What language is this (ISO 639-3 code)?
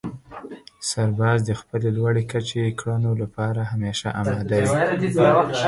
pus